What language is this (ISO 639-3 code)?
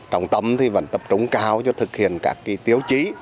vie